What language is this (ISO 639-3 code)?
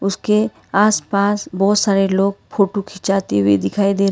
hin